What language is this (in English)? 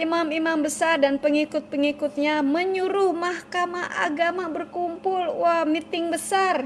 Indonesian